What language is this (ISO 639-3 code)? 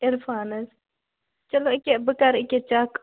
kas